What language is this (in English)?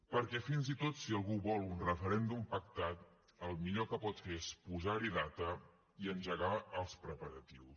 Catalan